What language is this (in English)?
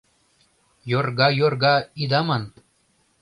Mari